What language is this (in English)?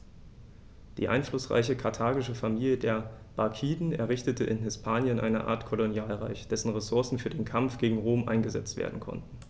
German